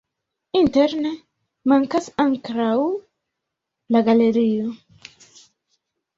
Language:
Esperanto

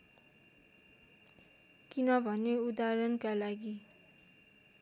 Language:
Nepali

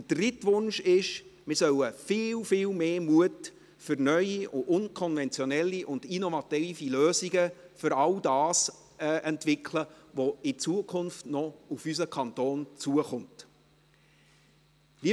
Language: Swiss German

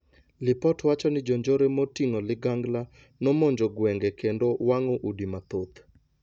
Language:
Luo (Kenya and Tanzania)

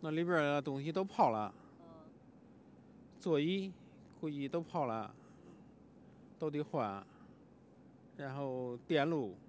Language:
Chinese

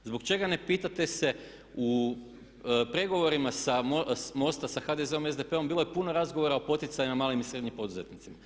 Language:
Croatian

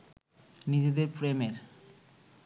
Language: Bangla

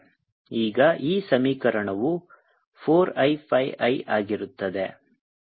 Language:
Kannada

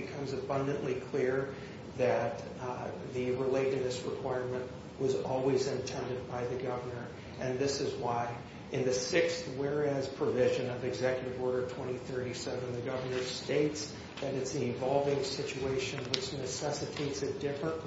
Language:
English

